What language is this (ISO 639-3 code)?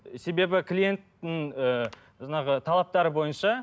kaz